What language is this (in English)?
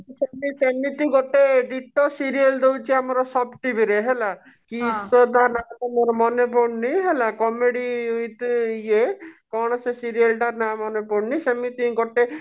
Odia